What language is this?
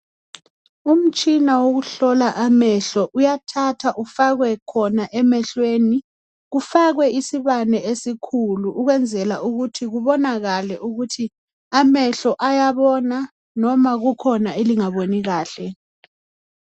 North Ndebele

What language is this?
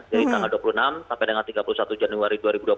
Indonesian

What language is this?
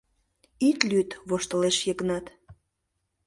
Mari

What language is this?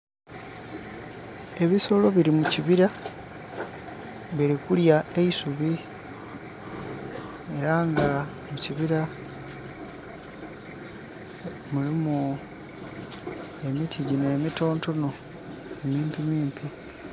Soga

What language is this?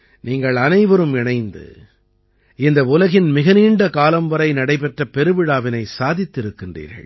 Tamil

